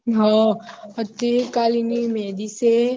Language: Gujarati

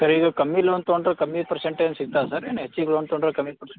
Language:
Kannada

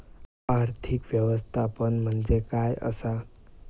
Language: Marathi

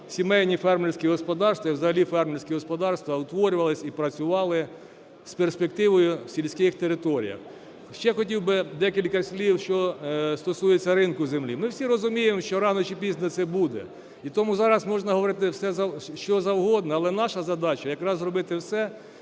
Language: Ukrainian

